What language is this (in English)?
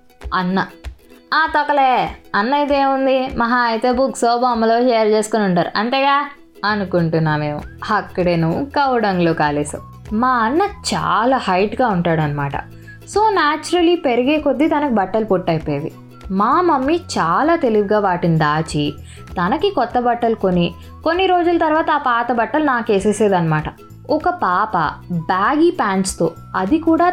Telugu